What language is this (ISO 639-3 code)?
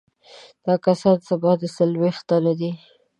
pus